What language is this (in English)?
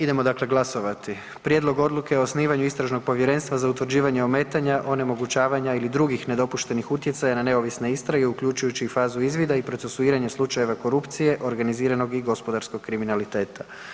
Croatian